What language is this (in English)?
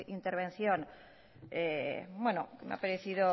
Spanish